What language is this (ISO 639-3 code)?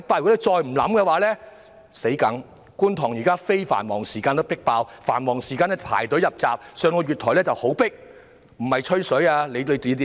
yue